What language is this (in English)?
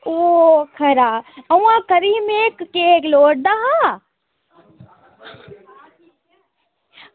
Dogri